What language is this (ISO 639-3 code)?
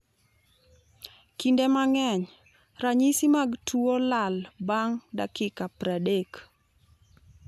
luo